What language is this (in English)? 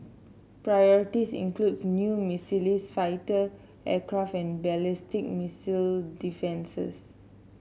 English